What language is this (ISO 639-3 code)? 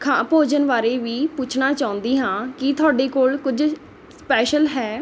pan